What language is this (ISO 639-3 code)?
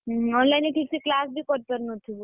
ori